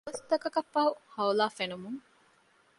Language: Divehi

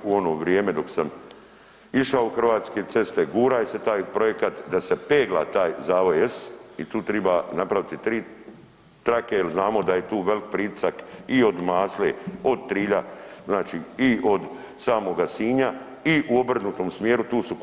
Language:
Croatian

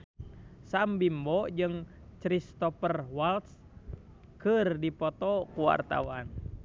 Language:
Sundanese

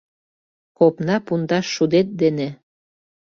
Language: Mari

